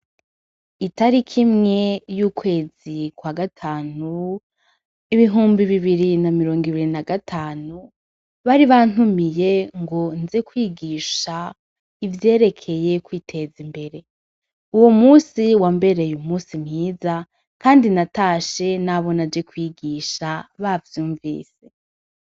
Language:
Rundi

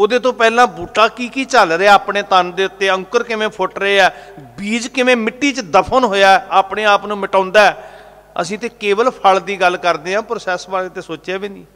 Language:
Punjabi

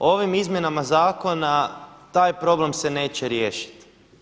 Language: Croatian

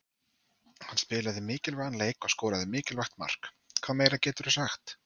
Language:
Icelandic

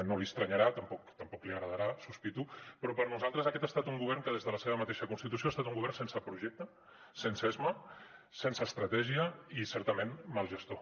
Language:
Catalan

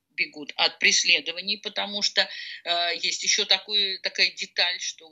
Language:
Russian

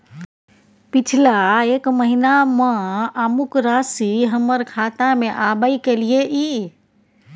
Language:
Maithili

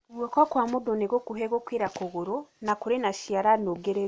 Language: Kikuyu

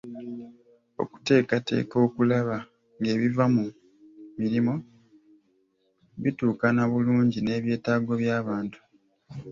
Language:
Ganda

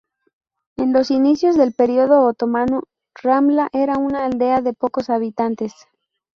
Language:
Spanish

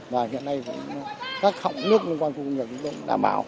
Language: Vietnamese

